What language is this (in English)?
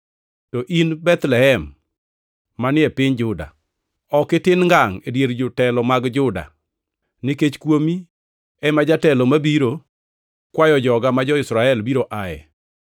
Luo (Kenya and Tanzania)